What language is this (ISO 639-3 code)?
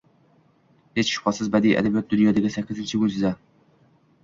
uzb